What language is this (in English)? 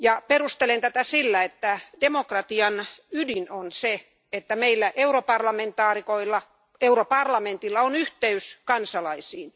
Finnish